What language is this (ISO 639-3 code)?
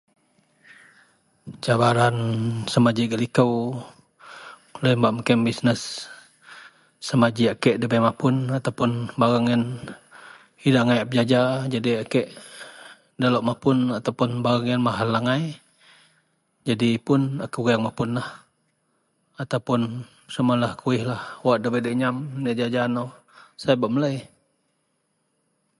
mel